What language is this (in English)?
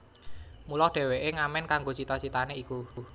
Javanese